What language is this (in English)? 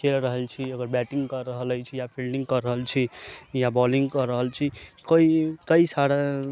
Maithili